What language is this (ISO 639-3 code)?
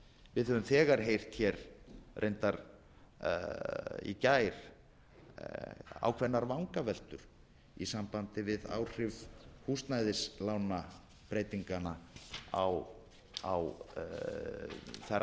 isl